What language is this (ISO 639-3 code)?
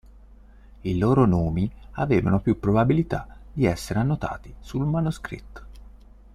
ita